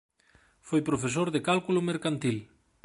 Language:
Galician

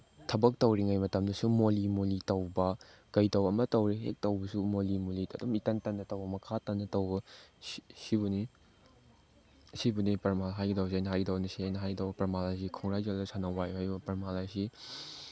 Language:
Manipuri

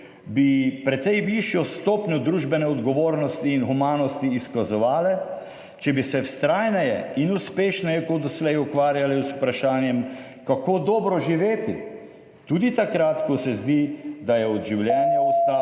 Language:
Slovenian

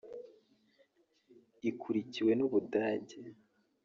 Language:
Kinyarwanda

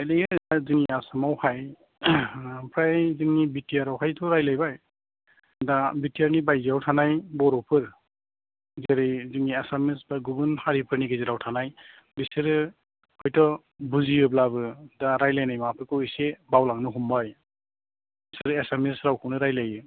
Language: Bodo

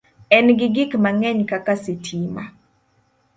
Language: Luo (Kenya and Tanzania)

